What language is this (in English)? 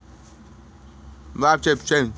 Russian